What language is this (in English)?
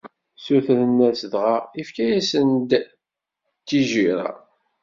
Kabyle